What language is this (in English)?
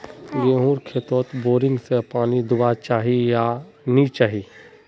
Magahi